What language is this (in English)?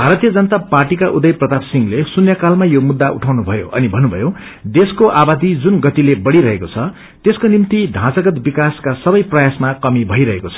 Nepali